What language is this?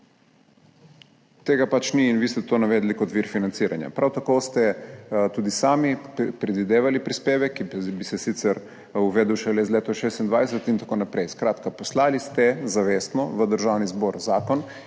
Slovenian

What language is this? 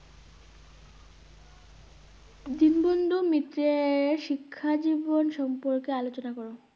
Bangla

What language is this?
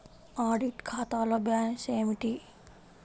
Telugu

